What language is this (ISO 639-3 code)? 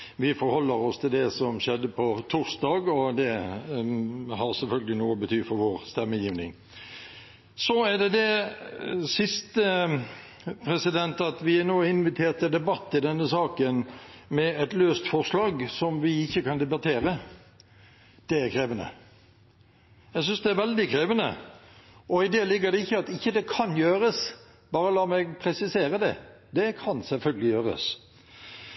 nob